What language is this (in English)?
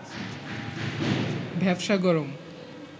Bangla